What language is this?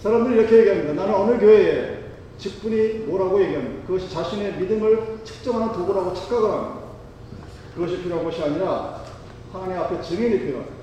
Korean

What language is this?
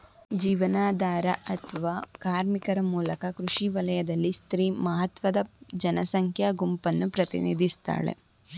Kannada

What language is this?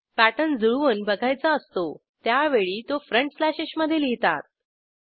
Marathi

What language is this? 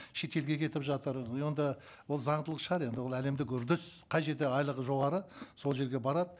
Kazakh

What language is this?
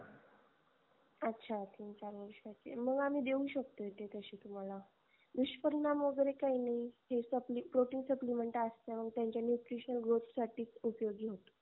Marathi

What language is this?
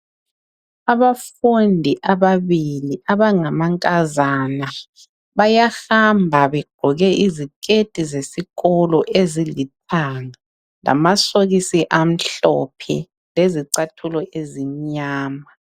North Ndebele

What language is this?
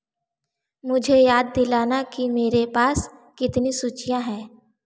Hindi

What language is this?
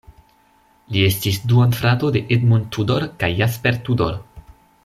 Esperanto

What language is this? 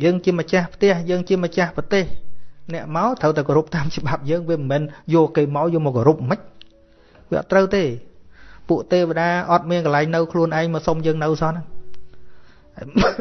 Vietnamese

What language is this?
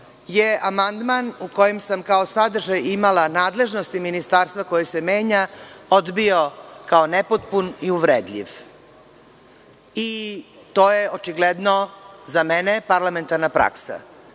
Serbian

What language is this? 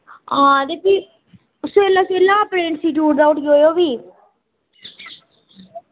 Dogri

